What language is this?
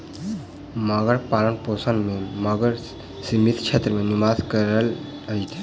Maithili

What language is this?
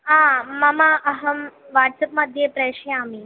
Sanskrit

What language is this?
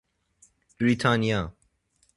Persian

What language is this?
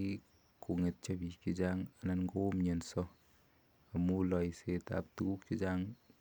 Kalenjin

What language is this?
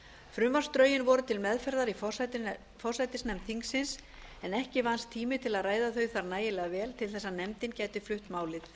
Icelandic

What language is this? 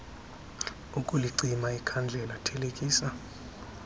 Xhosa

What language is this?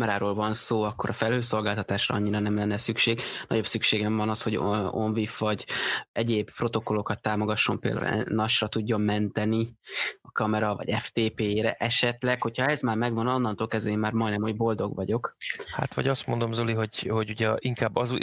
Hungarian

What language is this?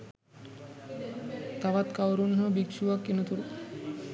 Sinhala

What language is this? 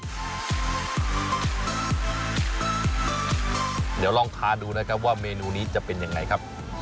Thai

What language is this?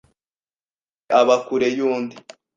Kinyarwanda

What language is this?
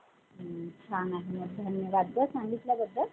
Marathi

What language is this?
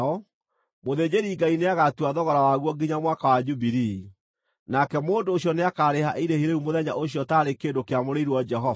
Kikuyu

